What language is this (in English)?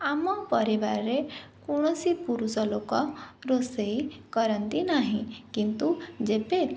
Odia